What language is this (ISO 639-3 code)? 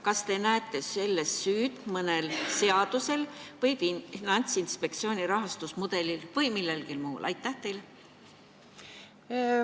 est